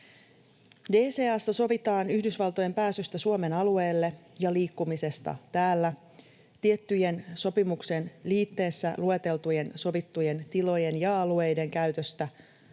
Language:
Finnish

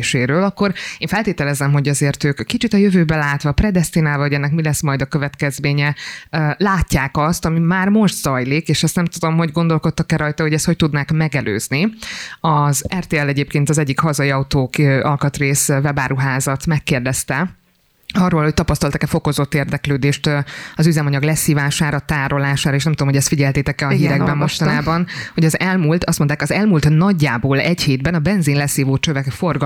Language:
Hungarian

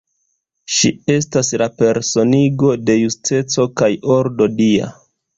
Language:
Esperanto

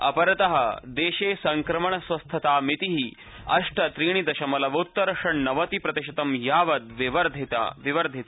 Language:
Sanskrit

